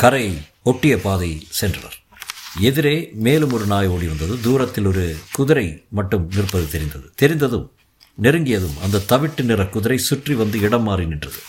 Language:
Tamil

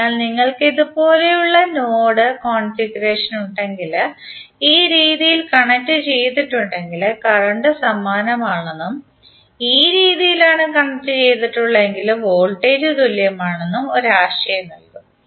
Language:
Malayalam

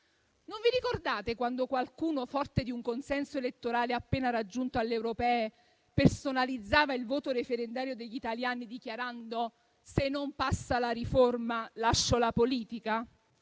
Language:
Italian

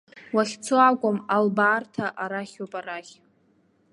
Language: Abkhazian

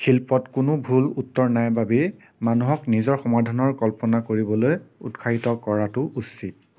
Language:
Assamese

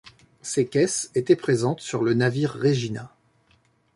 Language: French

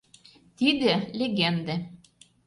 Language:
Mari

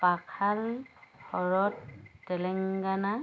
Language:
Assamese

